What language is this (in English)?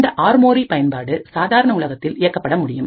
Tamil